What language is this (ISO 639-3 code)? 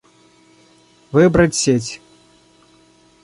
rus